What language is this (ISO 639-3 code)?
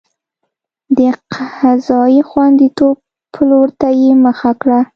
pus